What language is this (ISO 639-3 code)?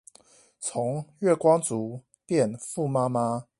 zho